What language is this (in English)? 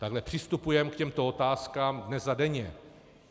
Czech